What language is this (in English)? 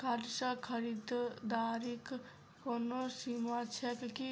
Maithili